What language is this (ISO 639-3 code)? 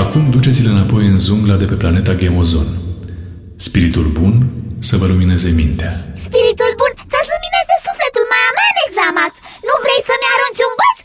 ron